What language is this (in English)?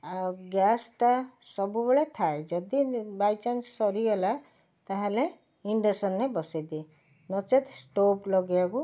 Odia